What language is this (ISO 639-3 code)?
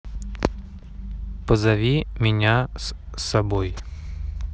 rus